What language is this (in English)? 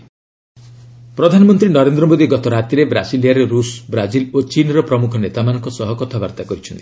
Odia